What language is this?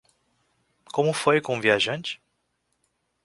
Portuguese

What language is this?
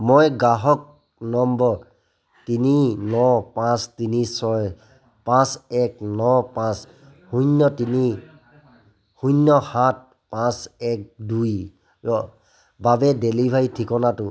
Assamese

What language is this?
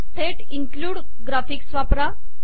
Marathi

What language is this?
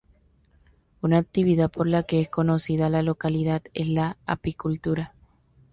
Spanish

